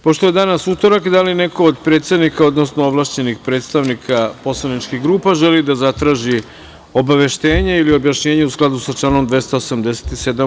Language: Serbian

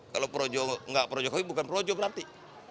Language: Indonesian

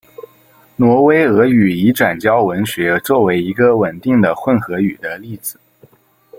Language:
Chinese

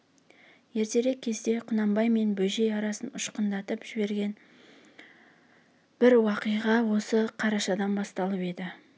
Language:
Kazakh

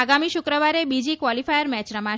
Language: Gujarati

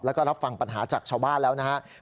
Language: Thai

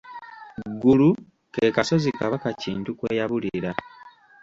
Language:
Ganda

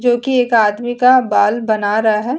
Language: Hindi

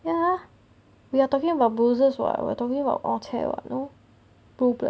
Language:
English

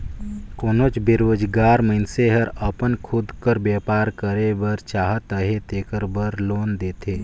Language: Chhattisgarhi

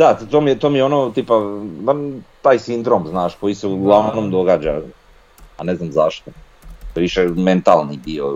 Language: Croatian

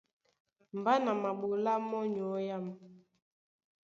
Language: Duala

